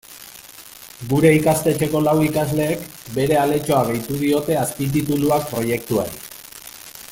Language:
Basque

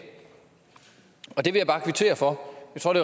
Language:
Danish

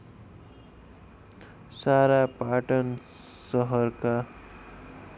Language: Nepali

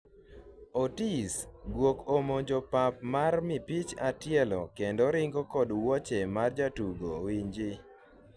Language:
Luo (Kenya and Tanzania)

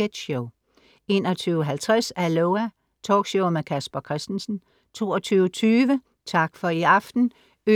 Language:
Danish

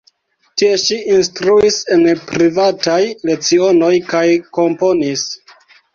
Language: Esperanto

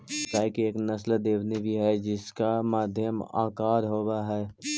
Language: Magahi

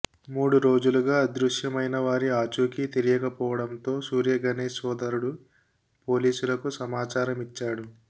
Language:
Telugu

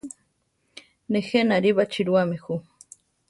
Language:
Central Tarahumara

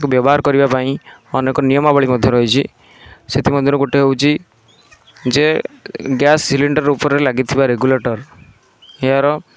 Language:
Odia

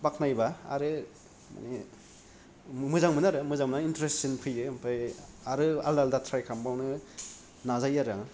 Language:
Bodo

